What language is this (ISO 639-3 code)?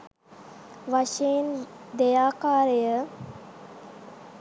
sin